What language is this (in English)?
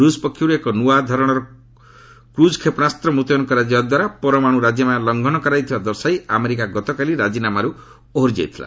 Odia